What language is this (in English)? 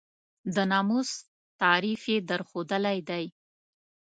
Pashto